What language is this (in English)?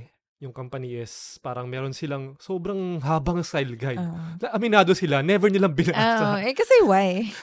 Filipino